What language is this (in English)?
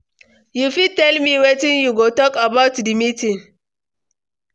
Nigerian Pidgin